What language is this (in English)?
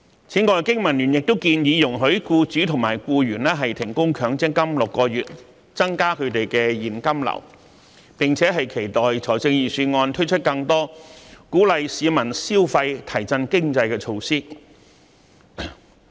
Cantonese